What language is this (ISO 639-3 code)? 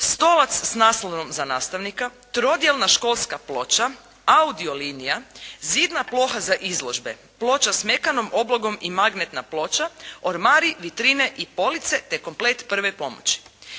hrv